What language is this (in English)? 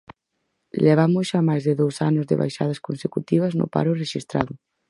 Galician